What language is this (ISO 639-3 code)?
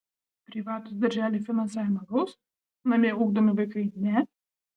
lit